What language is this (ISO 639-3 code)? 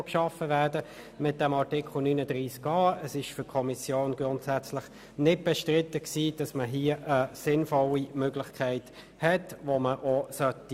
gsw